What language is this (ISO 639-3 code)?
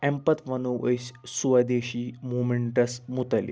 kas